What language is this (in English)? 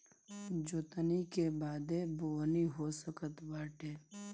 Bhojpuri